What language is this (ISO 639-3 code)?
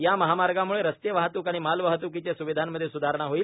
mar